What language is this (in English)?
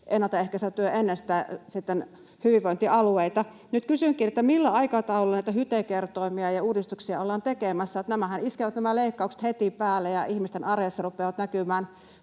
Finnish